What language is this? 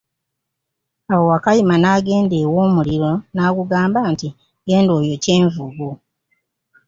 Ganda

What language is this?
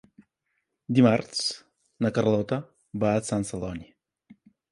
Catalan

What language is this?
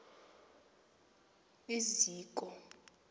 Xhosa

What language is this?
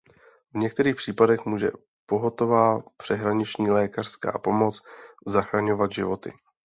Czech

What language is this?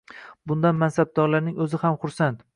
Uzbek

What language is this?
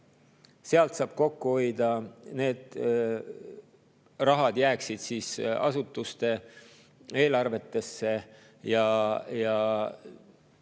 Estonian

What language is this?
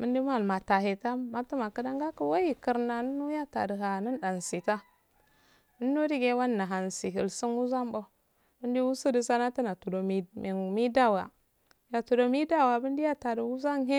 Afade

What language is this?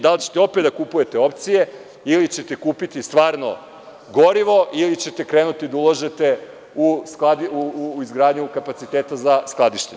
Serbian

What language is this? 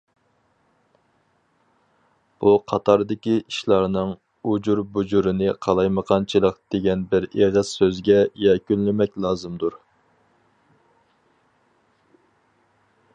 Uyghur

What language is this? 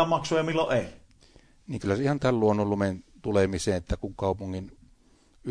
Finnish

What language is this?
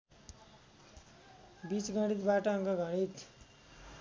Nepali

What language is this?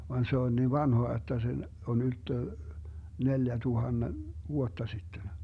Finnish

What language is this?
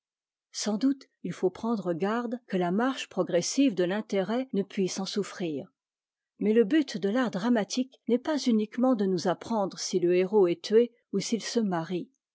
French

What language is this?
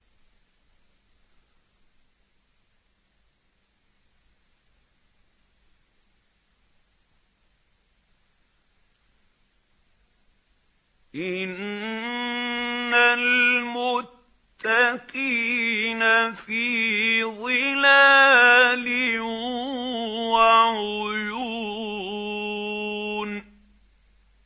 Arabic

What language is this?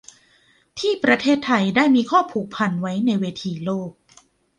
Thai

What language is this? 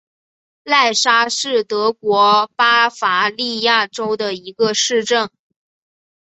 Chinese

